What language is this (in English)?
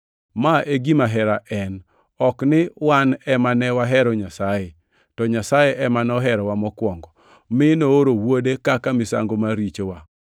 Luo (Kenya and Tanzania)